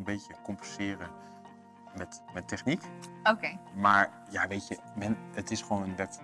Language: Dutch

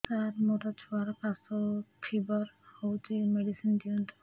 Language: Odia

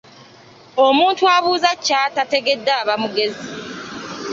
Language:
Ganda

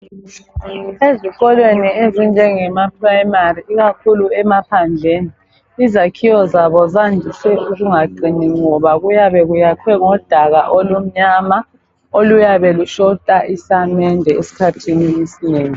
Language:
North Ndebele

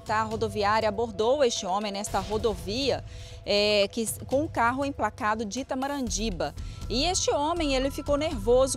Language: Portuguese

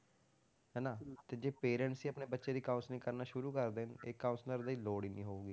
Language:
Punjabi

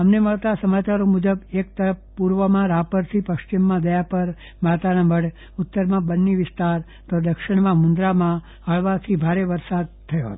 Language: Gujarati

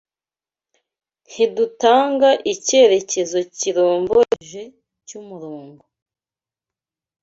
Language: Kinyarwanda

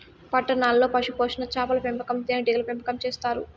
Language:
Telugu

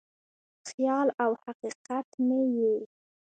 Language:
Pashto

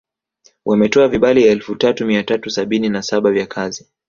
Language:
Swahili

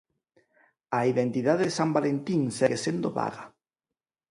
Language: Galician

